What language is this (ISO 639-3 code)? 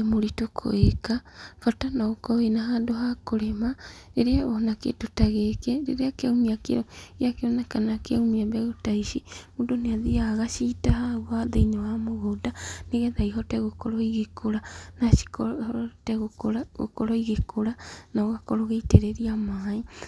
kik